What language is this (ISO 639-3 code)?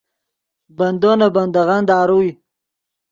ydg